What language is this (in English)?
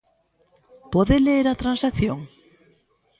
Galician